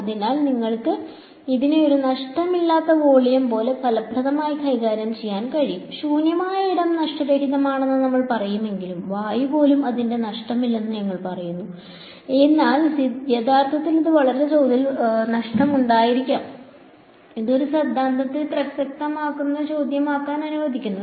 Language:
Malayalam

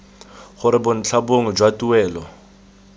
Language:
Tswana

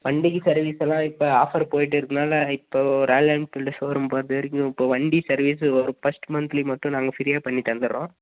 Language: Tamil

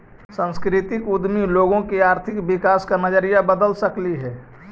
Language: Magahi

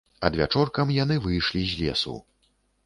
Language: Belarusian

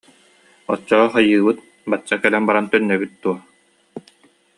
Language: Yakut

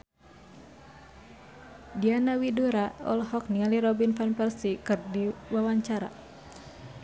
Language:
Sundanese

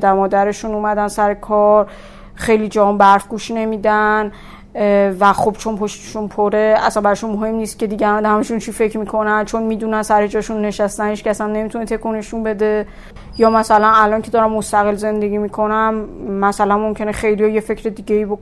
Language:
Persian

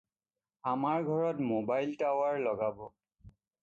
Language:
Assamese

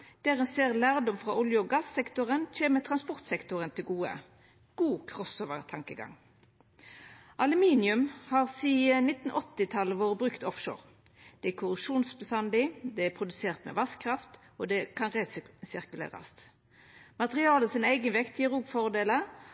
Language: Norwegian Nynorsk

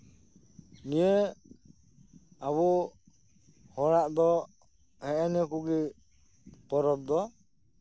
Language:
Santali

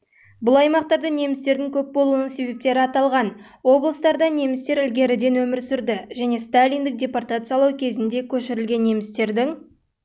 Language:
Kazakh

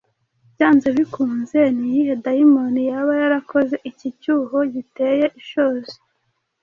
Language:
Kinyarwanda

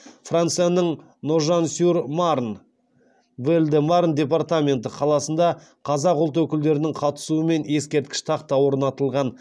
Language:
Kazakh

